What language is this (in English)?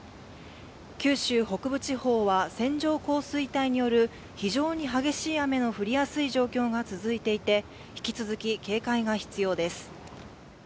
Japanese